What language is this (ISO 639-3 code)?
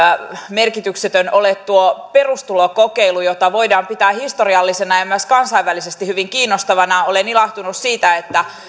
fin